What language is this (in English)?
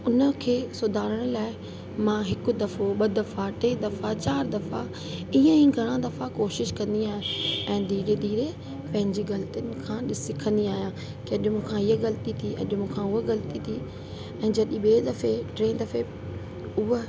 Sindhi